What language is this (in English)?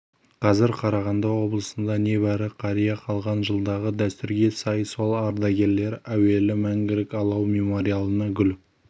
Kazakh